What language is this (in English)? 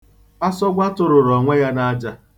Igbo